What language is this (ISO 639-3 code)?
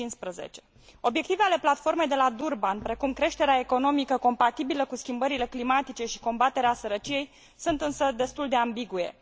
ron